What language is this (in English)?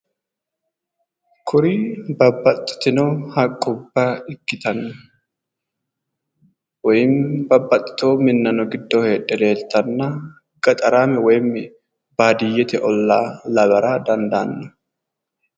Sidamo